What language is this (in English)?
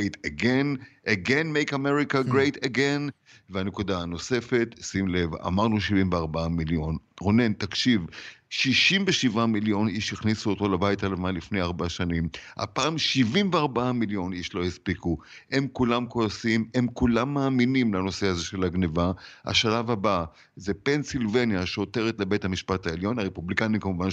Hebrew